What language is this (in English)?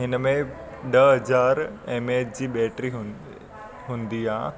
Sindhi